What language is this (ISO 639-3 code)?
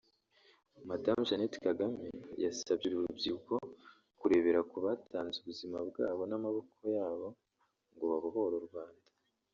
kin